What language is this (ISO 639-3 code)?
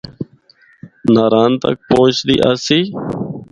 hno